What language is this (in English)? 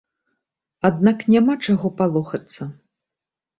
Belarusian